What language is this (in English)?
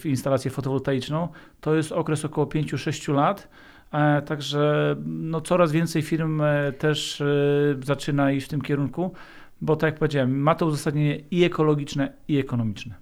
Polish